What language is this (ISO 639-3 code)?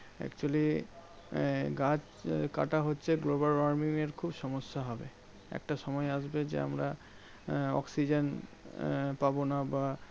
ben